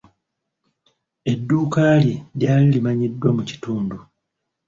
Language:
Ganda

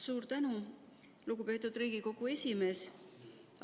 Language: Estonian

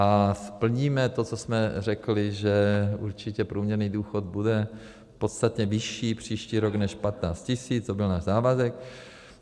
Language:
Czech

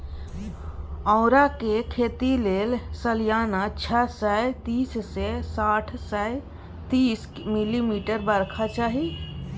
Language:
Maithili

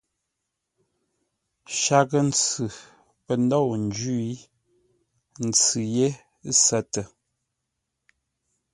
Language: Ngombale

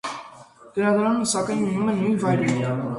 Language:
Armenian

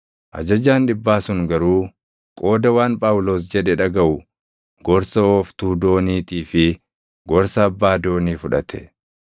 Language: Oromo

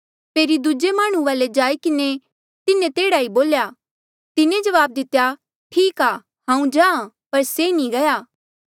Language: Mandeali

